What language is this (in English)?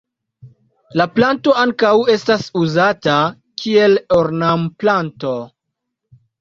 Esperanto